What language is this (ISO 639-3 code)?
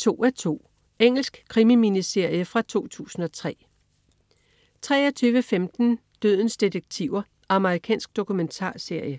dan